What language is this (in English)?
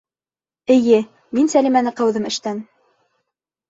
Bashkir